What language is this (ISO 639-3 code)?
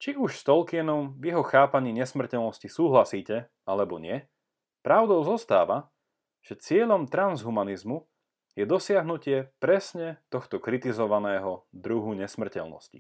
slk